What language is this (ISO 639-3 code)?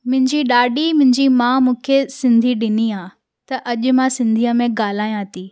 snd